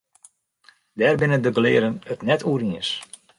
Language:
Western Frisian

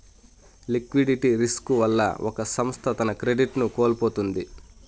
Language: Telugu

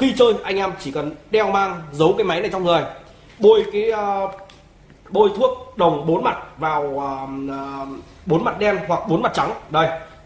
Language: Vietnamese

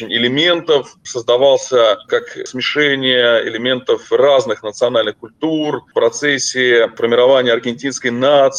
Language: Russian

